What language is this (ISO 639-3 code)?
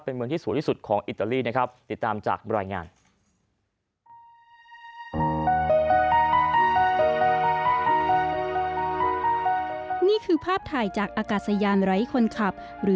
tha